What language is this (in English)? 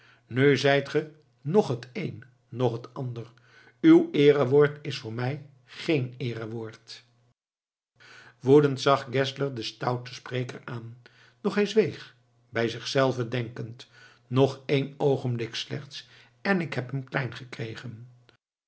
Dutch